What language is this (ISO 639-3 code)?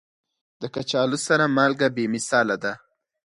pus